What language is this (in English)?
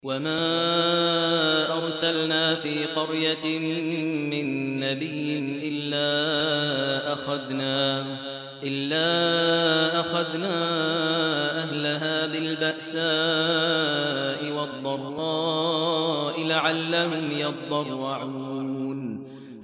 Arabic